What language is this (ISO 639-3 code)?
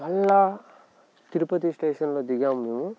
tel